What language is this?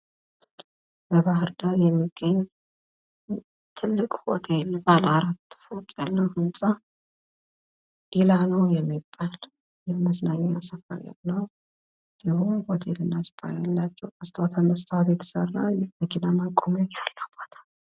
Amharic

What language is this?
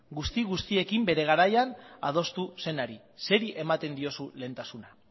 Basque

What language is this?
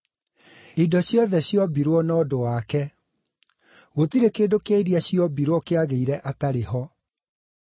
Kikuyu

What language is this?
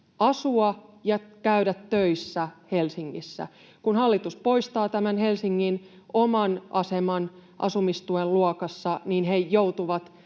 Finnish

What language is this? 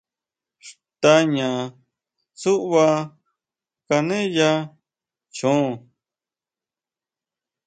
Huautla Mazatec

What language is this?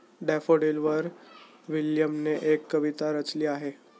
Marathi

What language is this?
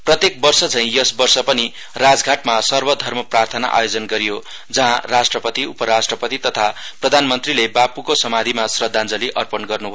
Nepali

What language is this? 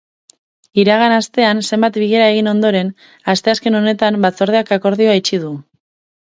Basque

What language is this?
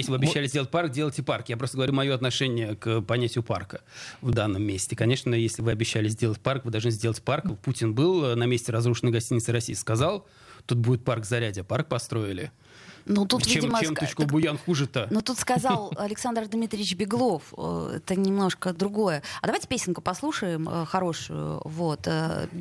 Russian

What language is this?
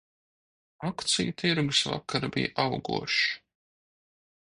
Latvian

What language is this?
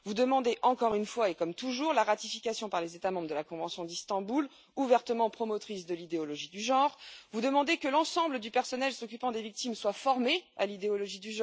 French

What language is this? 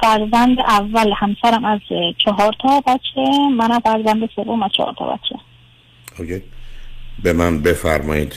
Persian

